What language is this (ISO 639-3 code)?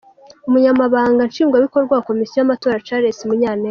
kin